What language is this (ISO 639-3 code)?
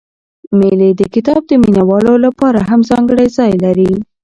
pus